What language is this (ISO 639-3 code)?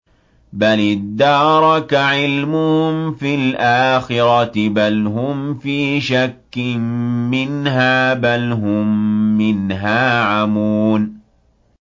ara